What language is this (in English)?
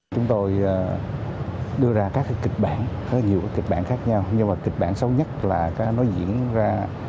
Vietnamese